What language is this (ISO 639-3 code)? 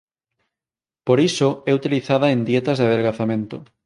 glg